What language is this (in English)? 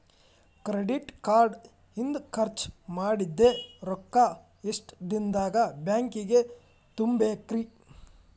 Kannada